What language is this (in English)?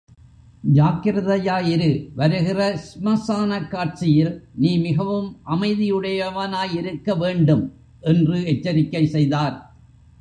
Tamil